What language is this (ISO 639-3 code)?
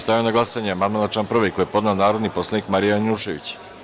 srp